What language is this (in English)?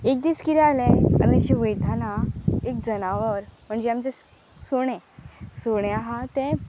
Konkani